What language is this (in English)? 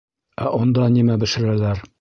Bashkir